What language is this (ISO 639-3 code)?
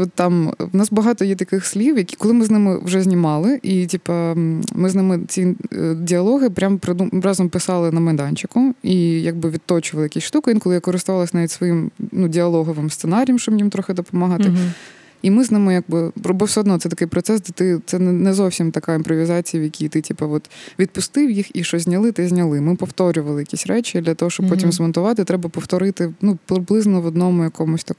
ukr